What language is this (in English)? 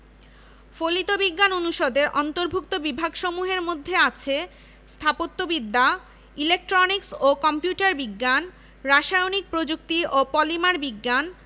Bangla